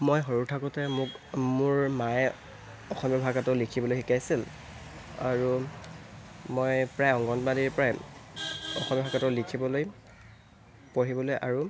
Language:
Assamese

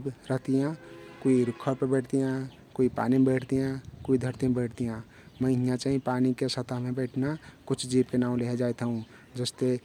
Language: Kathoriya Tharu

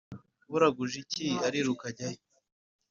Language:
Kinyarwanda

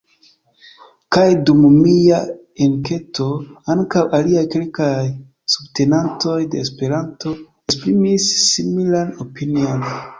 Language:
Esperanto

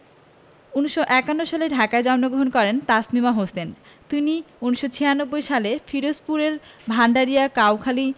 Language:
Bangla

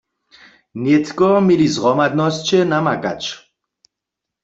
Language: Upper Sorbian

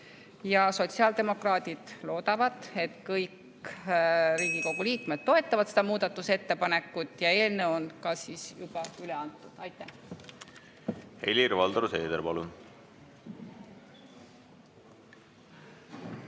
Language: Estonian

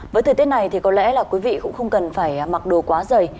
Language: Vietnamese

